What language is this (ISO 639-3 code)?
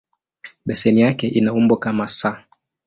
swa